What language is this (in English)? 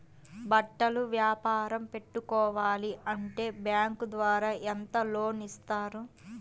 Telugu